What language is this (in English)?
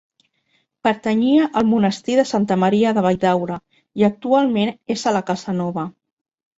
Catalan